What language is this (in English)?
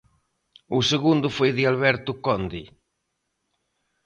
Galician